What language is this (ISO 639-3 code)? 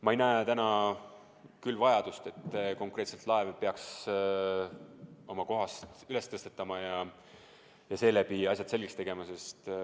est